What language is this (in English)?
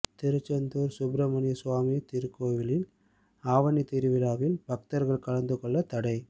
Tamil